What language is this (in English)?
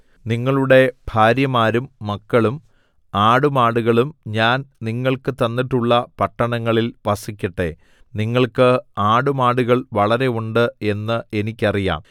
Malayalam